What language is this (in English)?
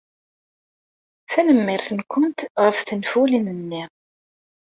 Kabyle